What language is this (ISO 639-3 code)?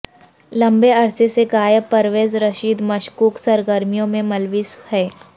urd